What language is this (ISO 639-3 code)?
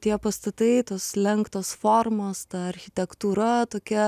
lit